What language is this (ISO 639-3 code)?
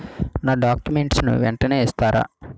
tel